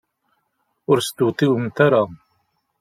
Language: Kabyle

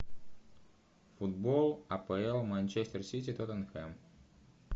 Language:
Russian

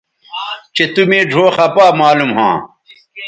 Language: Bateri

